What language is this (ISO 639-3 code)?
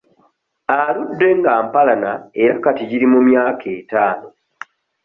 lug